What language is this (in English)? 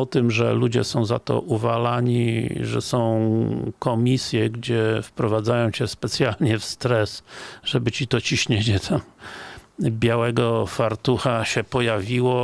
Polish